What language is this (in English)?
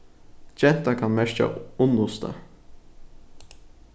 Faroese